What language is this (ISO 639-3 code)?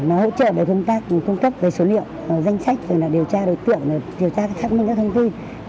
vie